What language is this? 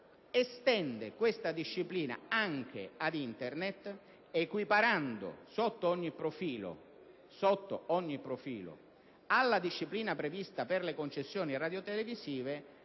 Italian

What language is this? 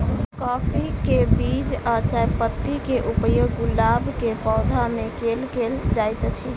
Maithili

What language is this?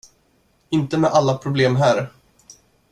Swedish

